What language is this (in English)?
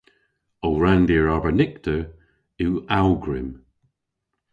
Cornish